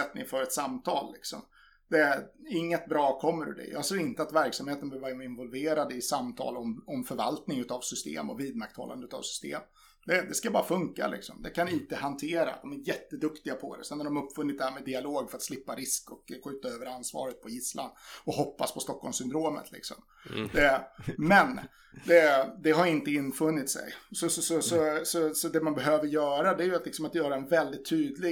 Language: Swedish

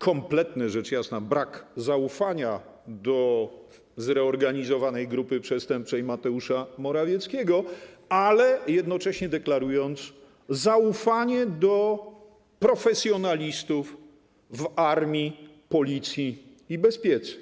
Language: Polish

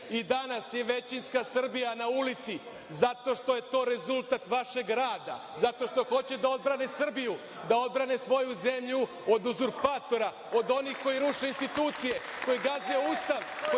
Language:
Serbian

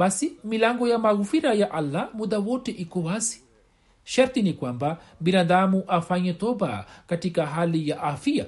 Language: Swahili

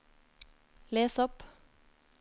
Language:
Norwegian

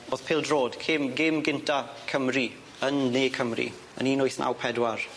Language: Welsh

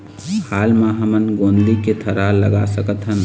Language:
Chhattisgarhi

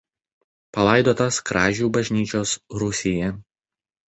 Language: Lithuanian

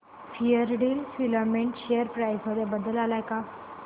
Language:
Marathi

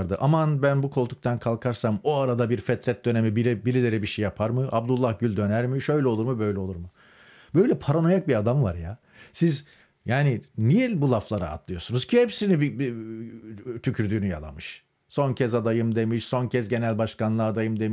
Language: Turkish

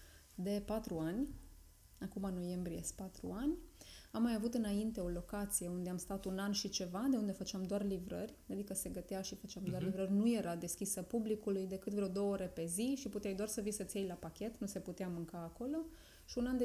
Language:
Romanian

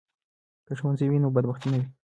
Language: Pashto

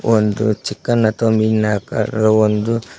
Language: Kannada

